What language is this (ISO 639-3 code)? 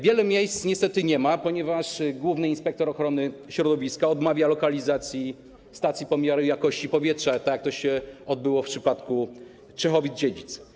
pol